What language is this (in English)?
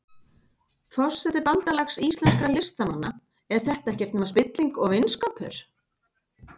Icelandic